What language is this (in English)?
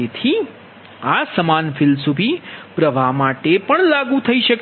Gujarati